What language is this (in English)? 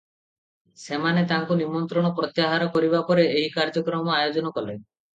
Odia